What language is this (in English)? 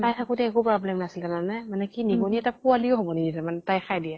Assamese